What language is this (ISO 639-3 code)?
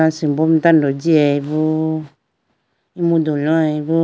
clk